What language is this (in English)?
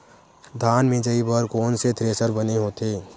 Chhattisgarhi